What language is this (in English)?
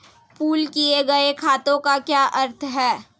Hindi